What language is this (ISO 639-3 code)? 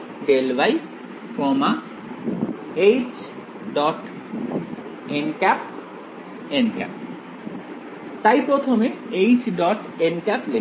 ben